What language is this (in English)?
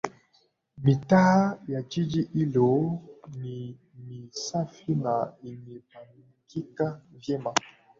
Swahili